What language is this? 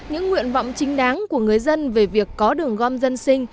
Vietnamese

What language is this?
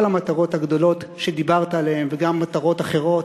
Hebrew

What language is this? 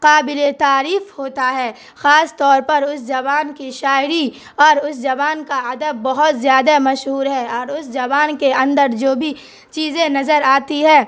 Urdu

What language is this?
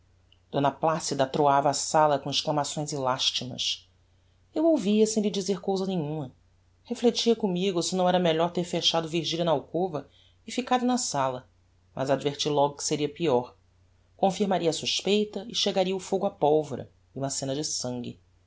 Portuguese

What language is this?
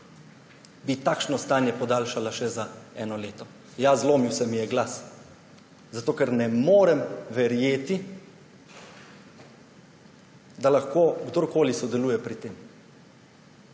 Slovenian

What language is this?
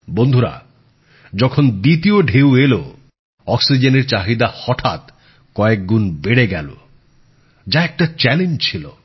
Bangla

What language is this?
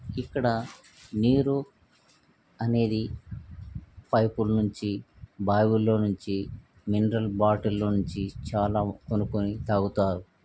Telugu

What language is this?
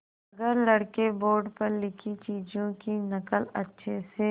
Hindi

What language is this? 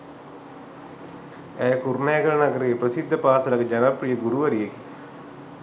Sinhala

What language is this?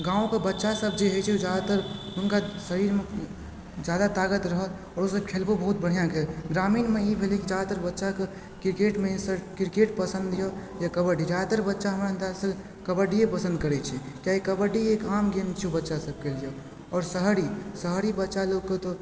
Maithili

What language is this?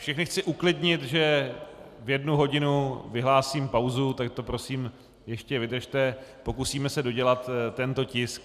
Czech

